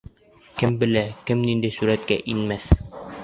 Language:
Bashkir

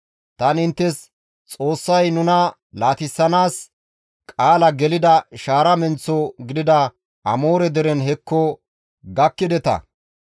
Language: Gamo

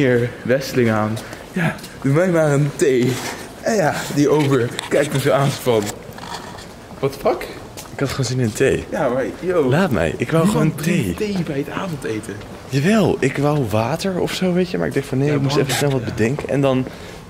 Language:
Dutch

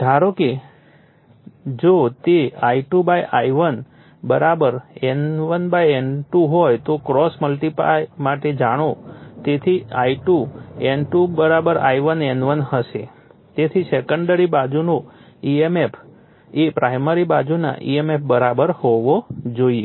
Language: Gujarati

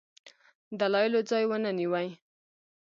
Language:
Pashto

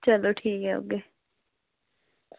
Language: Dogri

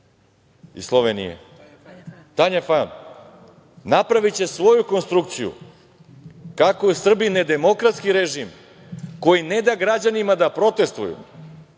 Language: Serbian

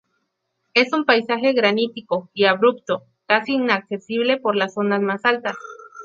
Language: Spanish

